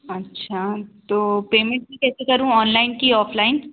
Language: Hindi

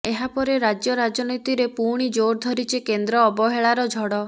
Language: Odia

